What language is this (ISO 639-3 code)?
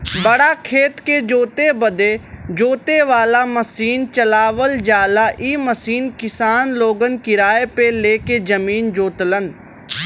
bho